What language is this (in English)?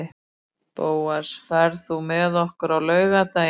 Icelandic